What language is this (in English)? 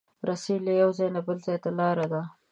Pashto